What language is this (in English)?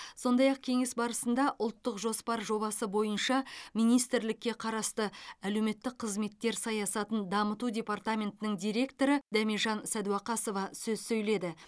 Kazakh